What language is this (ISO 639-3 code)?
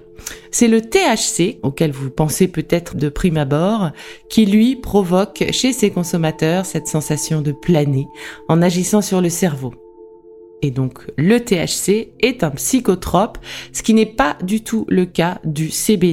fra